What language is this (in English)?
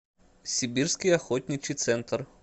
Russian